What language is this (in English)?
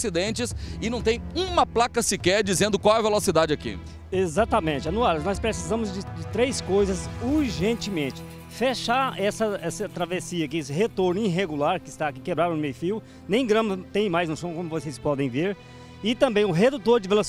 Portuguese